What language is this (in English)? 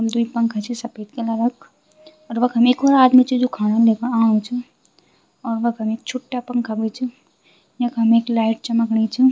Garhwali